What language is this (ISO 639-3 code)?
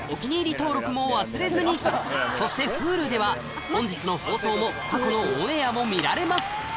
jpn